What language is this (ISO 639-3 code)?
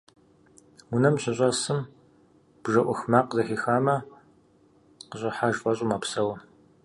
kbd